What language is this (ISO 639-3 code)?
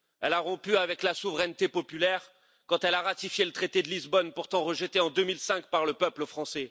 fra